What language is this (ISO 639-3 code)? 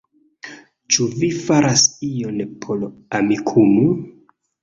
epo